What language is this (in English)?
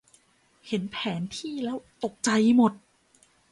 Thai